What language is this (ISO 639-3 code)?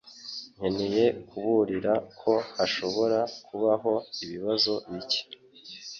kin